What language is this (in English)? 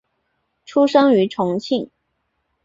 Chinese